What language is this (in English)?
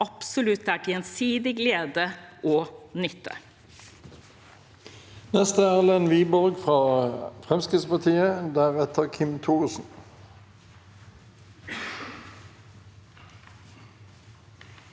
Norwegian